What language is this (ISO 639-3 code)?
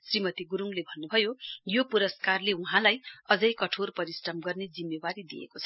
nep